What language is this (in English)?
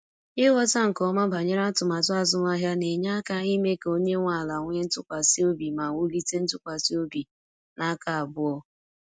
Igbo